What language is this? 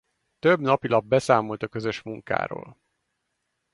Hungarian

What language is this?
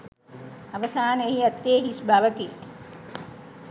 Sinhala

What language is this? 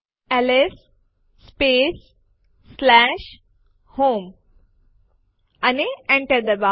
Gujarati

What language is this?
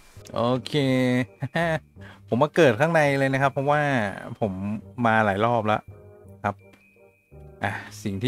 Thai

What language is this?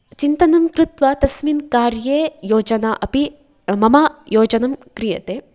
Sanskrit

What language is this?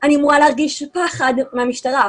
Hebrew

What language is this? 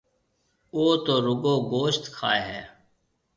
Marwari (Pakistan)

